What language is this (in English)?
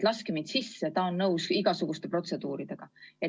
Estonian